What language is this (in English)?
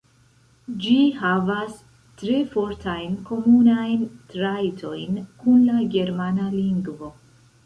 Esperanto